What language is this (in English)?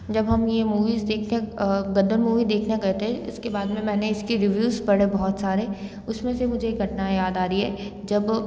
Hindi